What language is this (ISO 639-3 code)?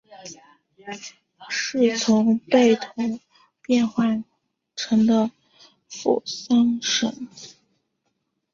zho